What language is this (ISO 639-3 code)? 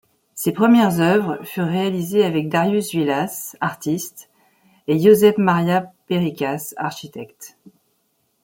fra